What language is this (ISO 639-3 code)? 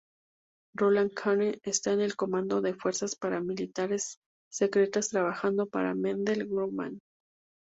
spa